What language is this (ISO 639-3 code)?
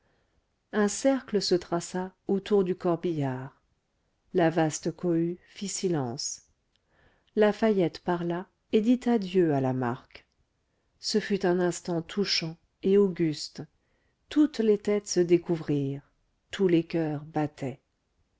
fra